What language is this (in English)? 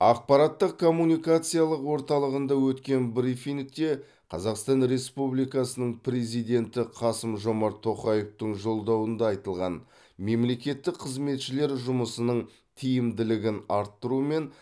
Kazakh